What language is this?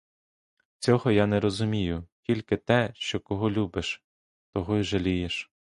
Ukrainian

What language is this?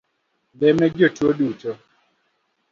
Luo (Kenya and Tanzania)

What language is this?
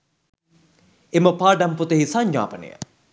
Sinhala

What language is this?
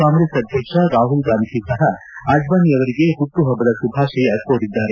Kannada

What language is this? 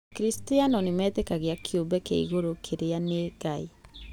Kikuyu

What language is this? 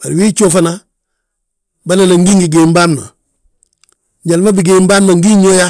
Balanta-Ganja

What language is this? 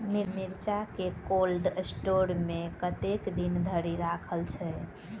Maithili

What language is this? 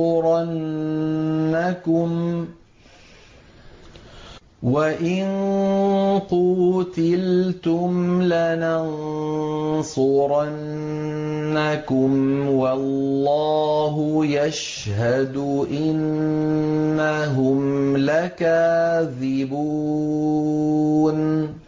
Arabic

